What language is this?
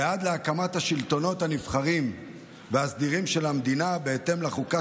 Hebrew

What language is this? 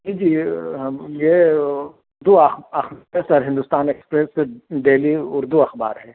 Urdu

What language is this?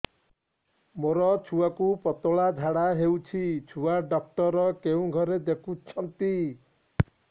Odia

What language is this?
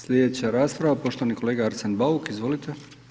Croatian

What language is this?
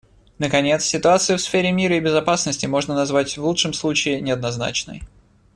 Russian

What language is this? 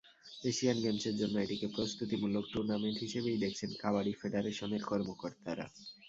Bangla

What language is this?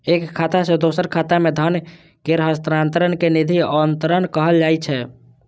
Maithili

